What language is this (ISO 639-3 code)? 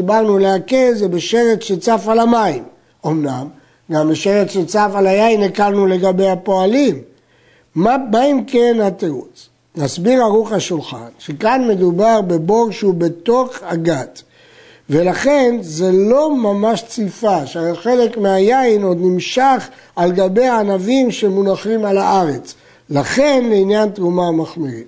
heb